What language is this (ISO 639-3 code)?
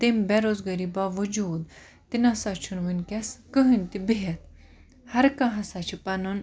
kas